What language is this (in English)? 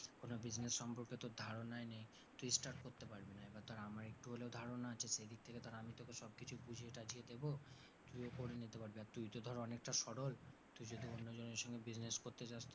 Bangla